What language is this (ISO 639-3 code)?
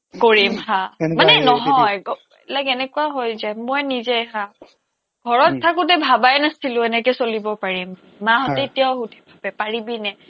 asm